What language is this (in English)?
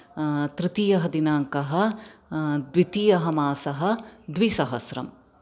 Sanskrit